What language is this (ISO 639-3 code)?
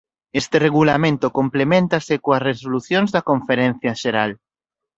glg